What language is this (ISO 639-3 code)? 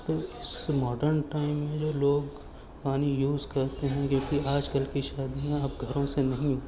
urd